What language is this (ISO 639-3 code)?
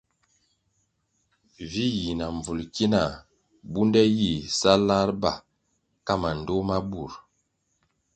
nmg